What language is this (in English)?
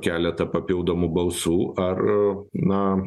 Lithuanian